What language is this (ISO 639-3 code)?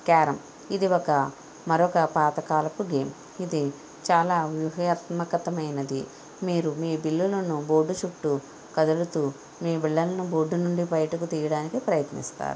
tel